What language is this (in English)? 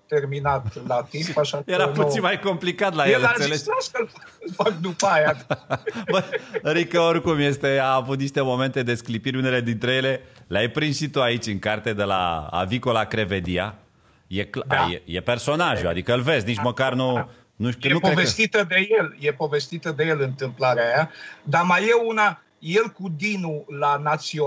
Romanian